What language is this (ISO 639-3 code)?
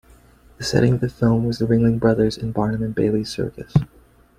eng